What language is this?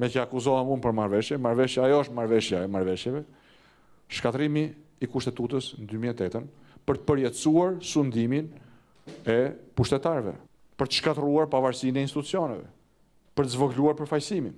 Romanian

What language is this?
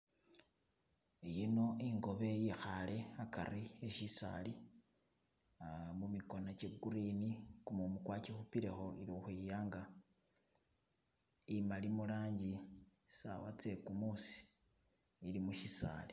Masaaba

